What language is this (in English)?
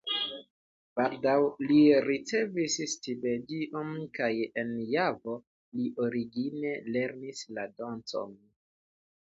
Esperanto